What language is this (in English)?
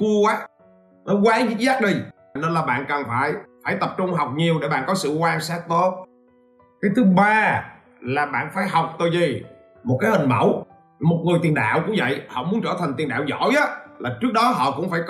Vietnamese